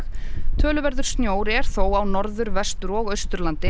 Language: Icelandic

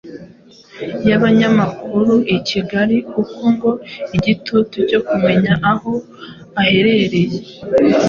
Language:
Kinyarwanda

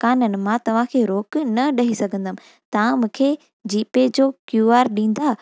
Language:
Sindhi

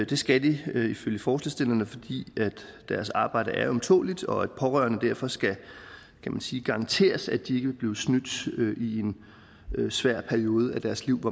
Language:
Danish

